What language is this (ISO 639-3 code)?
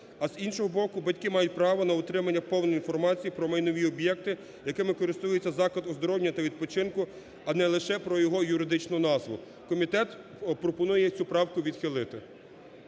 ukr